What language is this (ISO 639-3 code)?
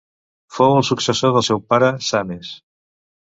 cat